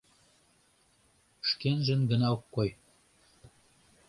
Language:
Mari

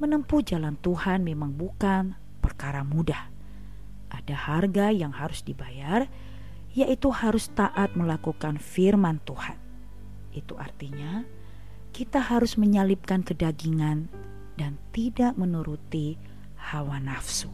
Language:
Indonesian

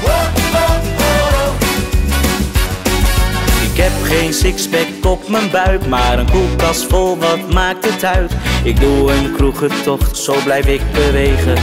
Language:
Dutch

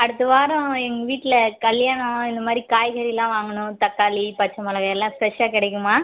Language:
Tamil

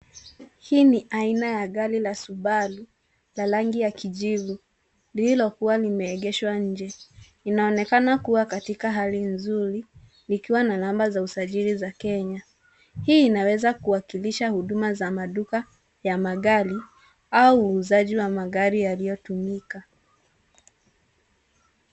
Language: Swahili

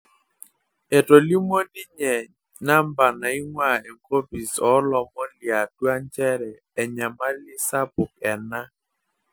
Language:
Masai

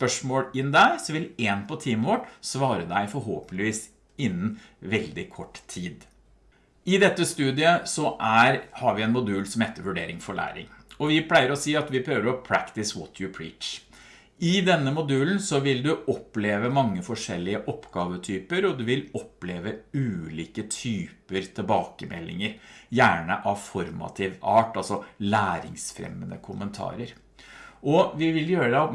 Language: Norwegian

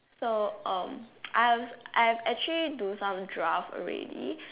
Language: English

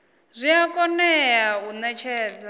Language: Venda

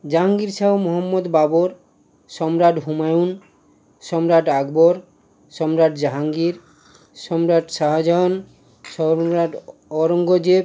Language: Bangla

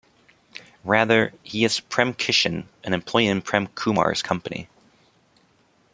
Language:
English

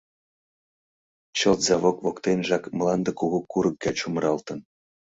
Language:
Mari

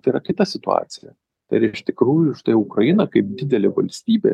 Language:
Lithuanian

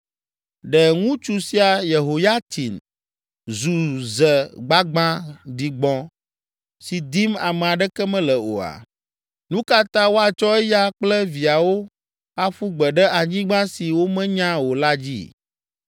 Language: Ewe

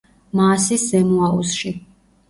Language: Georgian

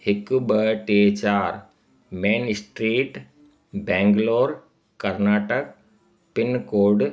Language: Sindhi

